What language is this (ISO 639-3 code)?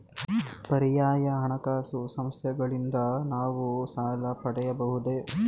kan